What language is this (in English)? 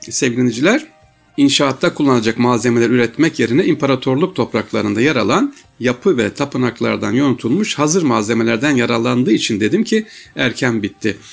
Turkish